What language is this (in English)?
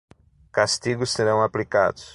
Portuguese